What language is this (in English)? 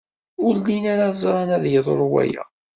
Kabyle